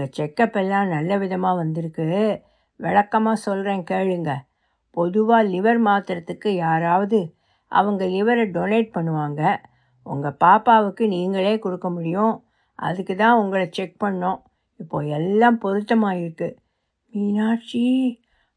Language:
Tamil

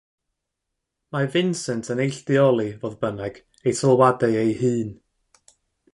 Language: Welsh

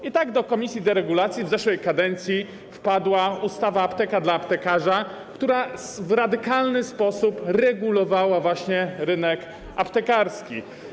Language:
Polish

